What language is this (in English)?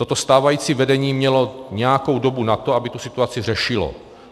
Czech